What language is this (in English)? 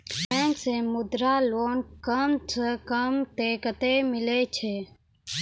Maithili